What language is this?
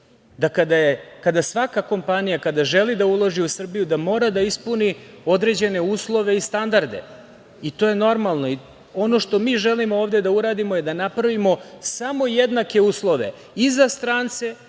Serbian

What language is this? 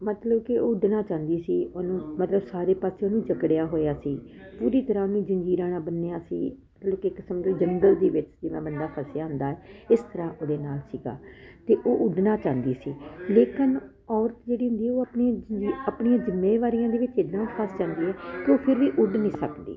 Punjabi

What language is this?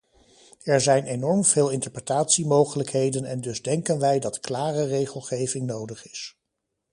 Dutch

